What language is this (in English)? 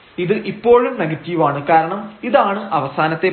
Malayalam